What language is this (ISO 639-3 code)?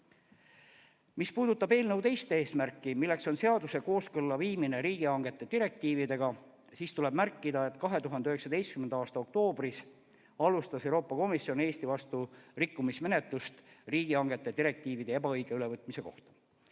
est